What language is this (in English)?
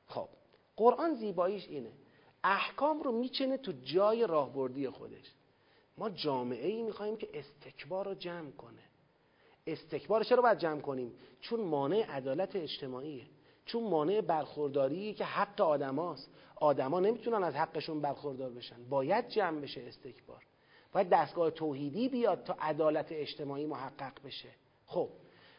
Persian